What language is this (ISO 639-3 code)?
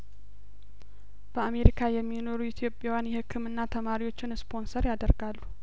amh